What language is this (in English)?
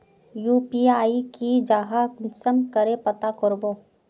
Magahi